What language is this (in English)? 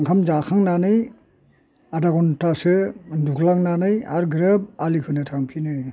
Bodo